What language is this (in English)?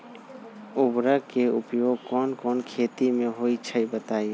Magahi